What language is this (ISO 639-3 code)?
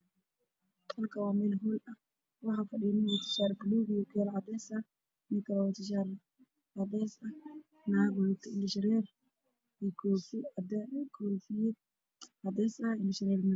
som